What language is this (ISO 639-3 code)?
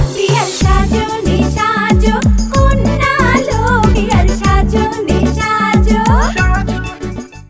ben